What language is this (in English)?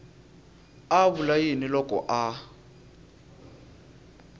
Tsonga